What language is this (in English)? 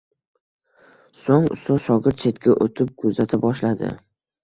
Uzbek